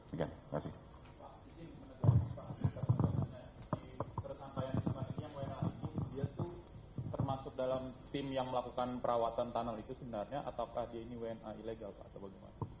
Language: Indonesian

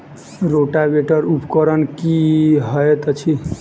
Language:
Maithili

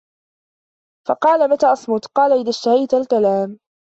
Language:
Arabic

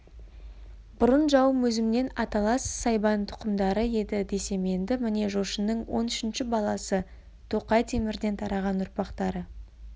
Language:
Kazakh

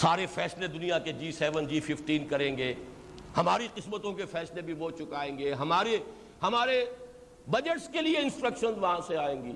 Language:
Urdu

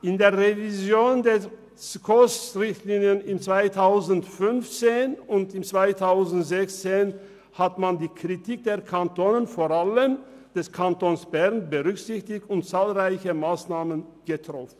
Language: Swiss German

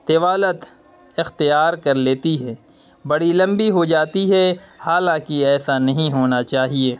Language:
Urdu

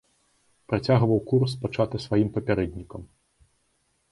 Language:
Belarusian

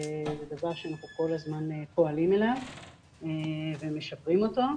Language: Hebrew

